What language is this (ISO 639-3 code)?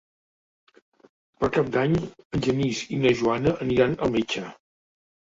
cat